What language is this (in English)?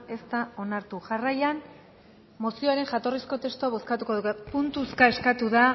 Basque